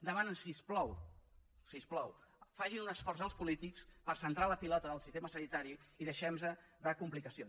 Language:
Catalan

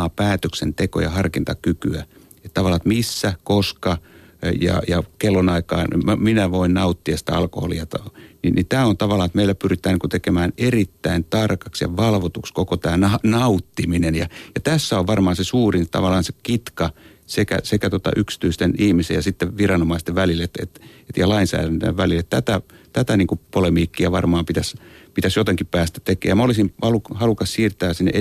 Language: Finnish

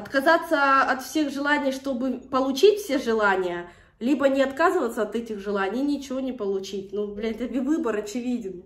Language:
Russian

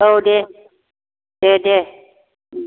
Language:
Bodo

